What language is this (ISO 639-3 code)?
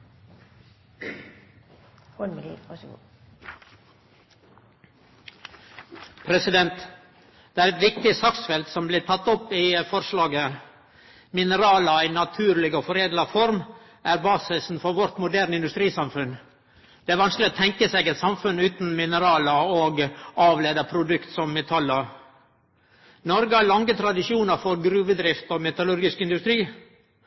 nno